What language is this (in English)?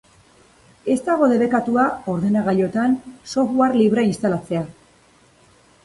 Basque